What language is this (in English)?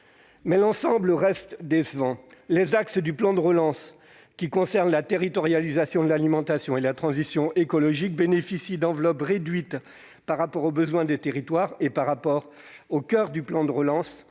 French